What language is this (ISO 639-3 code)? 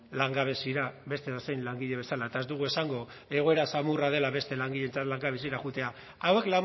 eus